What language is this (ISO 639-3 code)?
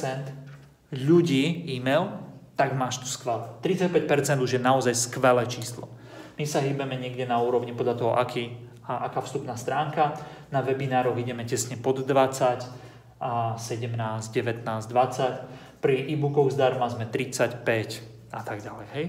slk